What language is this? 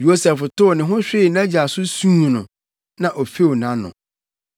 Akan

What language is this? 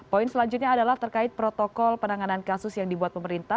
Indonesian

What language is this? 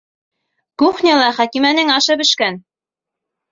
Bashkir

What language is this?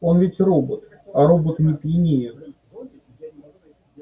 Russian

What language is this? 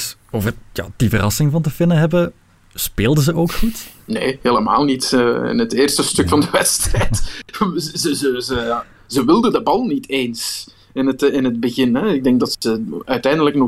Dutch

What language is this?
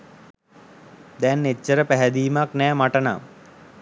Sinhala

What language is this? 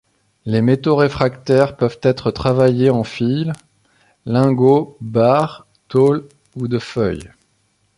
French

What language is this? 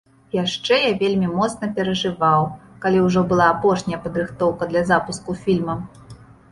Belarusian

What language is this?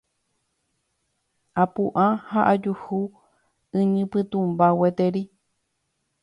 Guarani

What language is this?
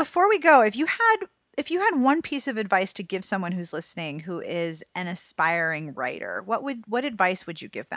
English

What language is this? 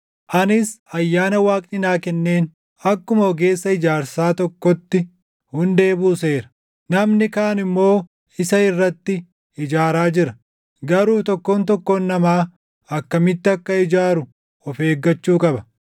Oromo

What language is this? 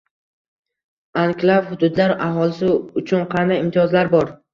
Uzbek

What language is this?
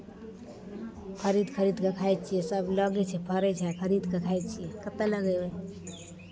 Maithili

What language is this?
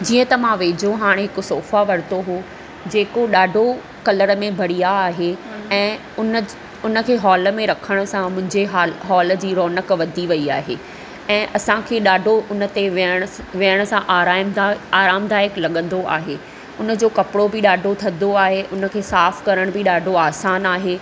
Sindhi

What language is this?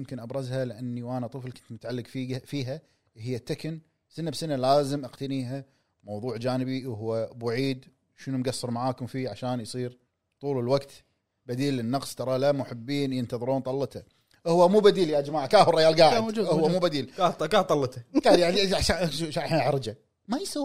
Arabic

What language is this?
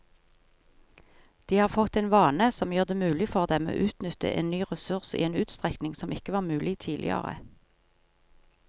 Norwegian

